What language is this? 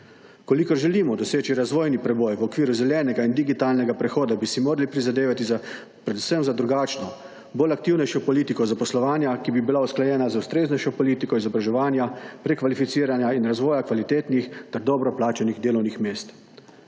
Slovenian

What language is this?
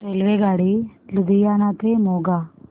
Marathi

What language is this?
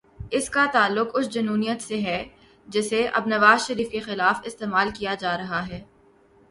Urdu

